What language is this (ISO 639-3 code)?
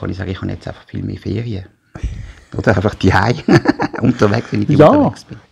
deu